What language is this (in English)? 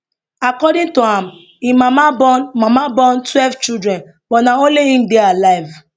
Nigerian Pidgin